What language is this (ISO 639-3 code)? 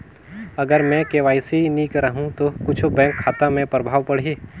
hne